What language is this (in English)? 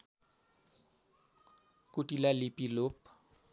Nepali